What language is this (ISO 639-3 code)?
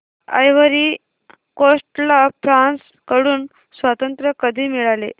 mar